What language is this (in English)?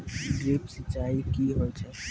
Maithili